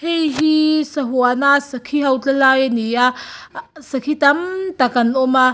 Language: Mizo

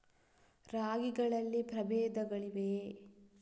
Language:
Kannada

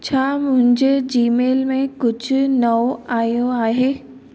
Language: Sindhi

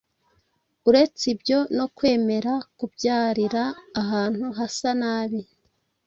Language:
Kinyarwanda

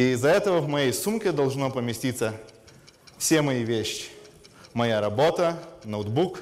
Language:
Russian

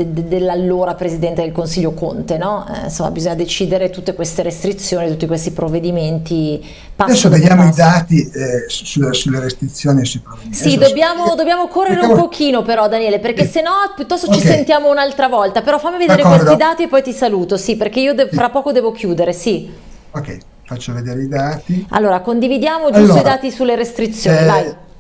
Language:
Italian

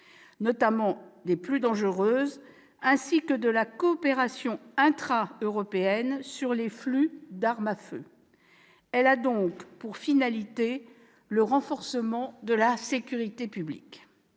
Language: French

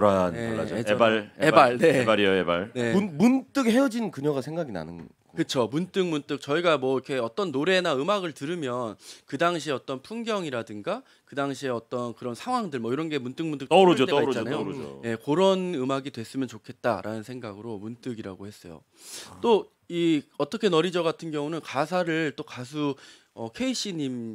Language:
Korean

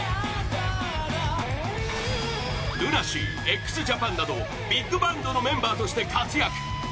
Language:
Japanese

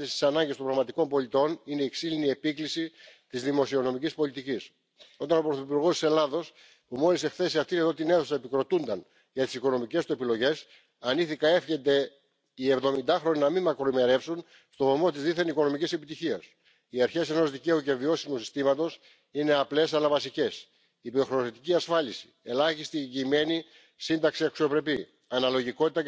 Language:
French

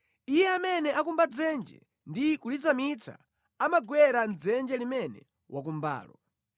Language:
Nyanja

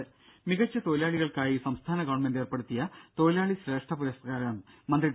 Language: Malayalam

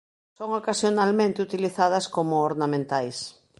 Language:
Galician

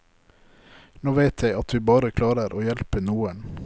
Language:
Norwegian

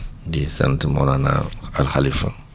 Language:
Wolof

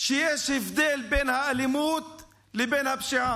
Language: Hebrew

